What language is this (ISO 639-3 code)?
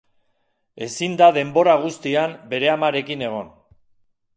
eus